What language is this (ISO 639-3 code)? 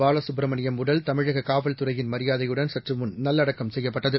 tam